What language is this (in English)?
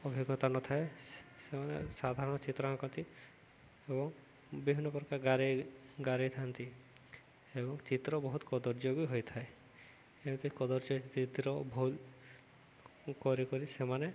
Odia